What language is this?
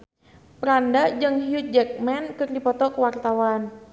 Sundanese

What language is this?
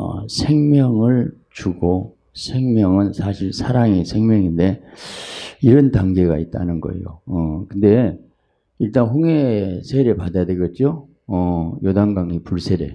Korean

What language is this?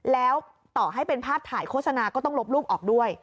Thai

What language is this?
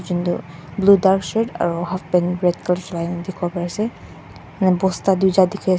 Naga Pidgin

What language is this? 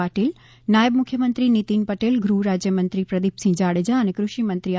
Gujarati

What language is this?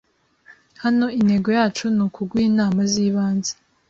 Kinyarwanda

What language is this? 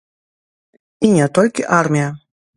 Belarusian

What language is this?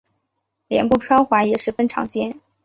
Chinese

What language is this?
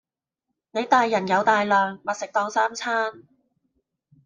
Cantonese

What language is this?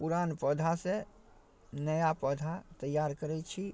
Maithili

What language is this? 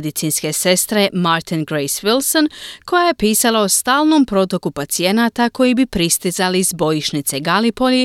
Croatian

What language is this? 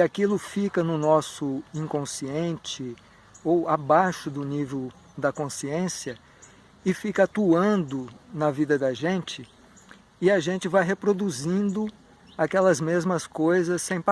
Portuguese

